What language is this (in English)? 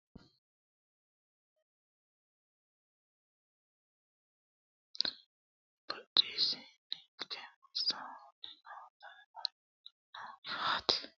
Sidamo